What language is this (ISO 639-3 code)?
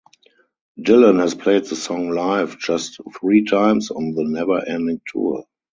eng